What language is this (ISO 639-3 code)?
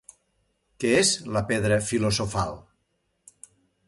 cat